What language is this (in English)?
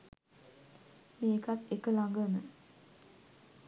Sinhala